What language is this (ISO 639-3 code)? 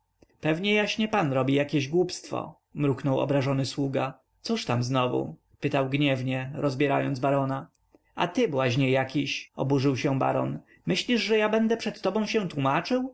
pol